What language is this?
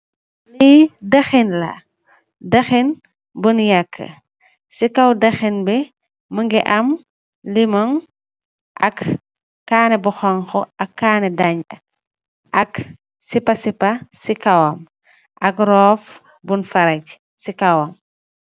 Wolof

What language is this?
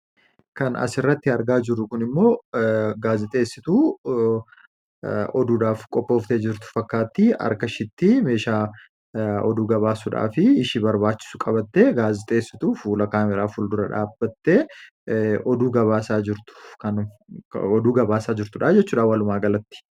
Oromo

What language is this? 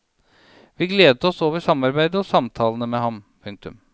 Norwegian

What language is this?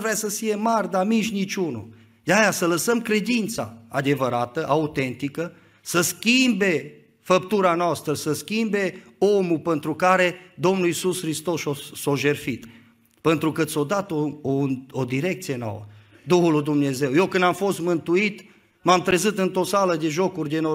Romanian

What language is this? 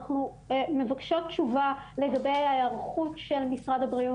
Hebrew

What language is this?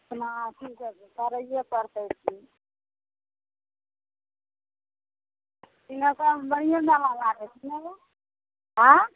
Maithili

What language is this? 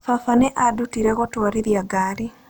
Kikuyu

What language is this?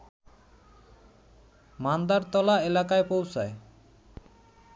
Bangla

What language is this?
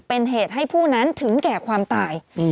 Thai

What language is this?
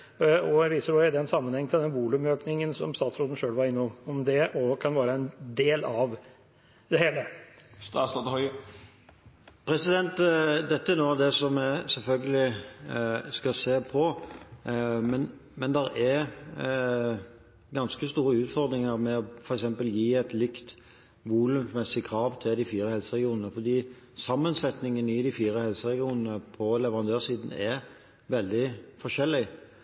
Norwegian Bokmål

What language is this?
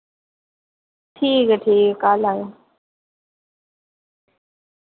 Dogri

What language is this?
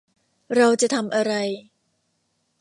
Thai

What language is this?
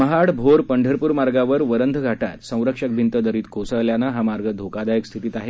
Marathi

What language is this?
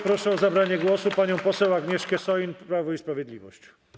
Polish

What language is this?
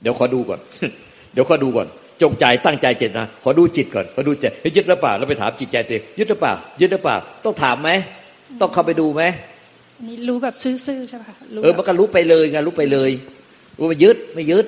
Thai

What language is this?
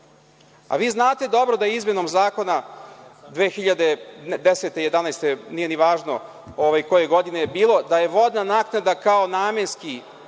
Serbian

